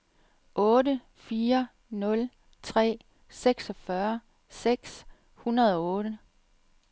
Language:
Danish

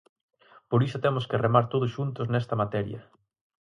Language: Galician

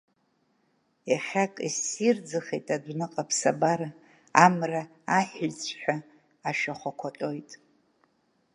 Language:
Abkhazian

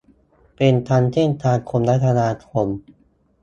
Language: Thai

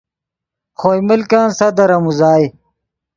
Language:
Yidgha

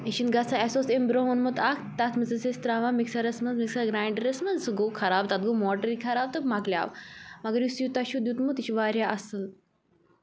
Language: Kashmiri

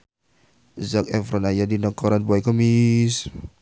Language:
Sundanese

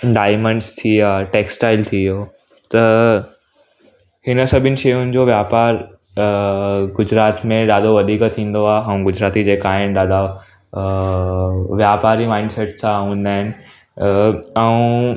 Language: Sindhi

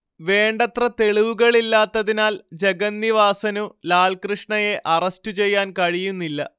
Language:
Malayalam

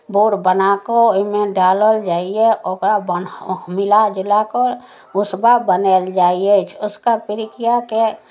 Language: Maithili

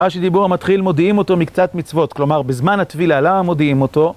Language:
Hebrew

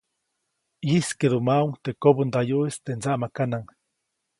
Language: Copainalá Zoque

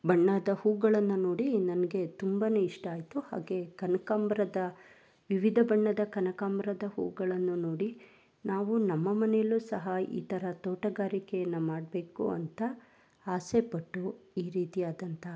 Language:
Kannada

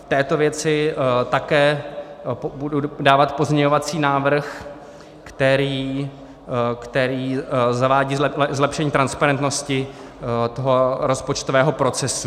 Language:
Czech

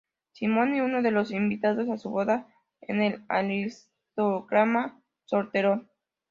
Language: Spanish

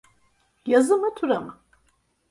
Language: Turkish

